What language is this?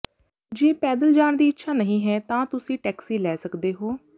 Punjabi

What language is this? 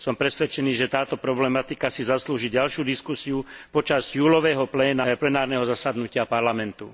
Slovak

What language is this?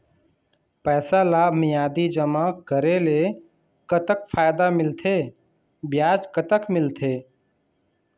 Chhattisgarhi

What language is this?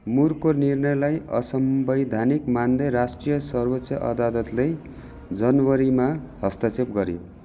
Nepali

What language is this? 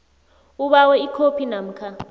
South Ndebele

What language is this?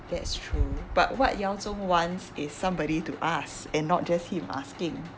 English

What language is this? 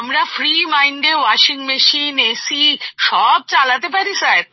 Bangla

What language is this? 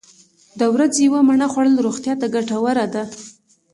Pashto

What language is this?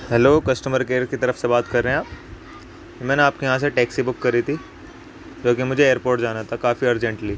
Urdu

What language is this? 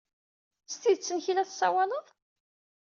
Kabyle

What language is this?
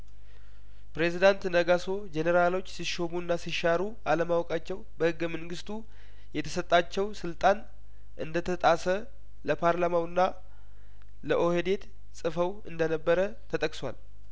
Amharic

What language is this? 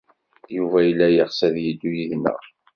Kabyle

